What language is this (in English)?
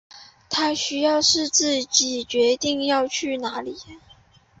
Chinese